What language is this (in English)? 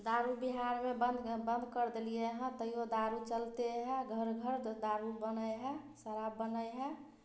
Maithili